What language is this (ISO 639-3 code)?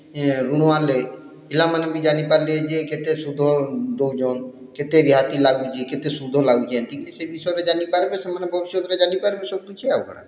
ori